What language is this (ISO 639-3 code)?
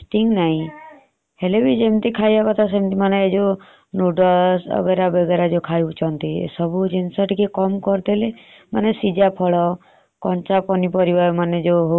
ori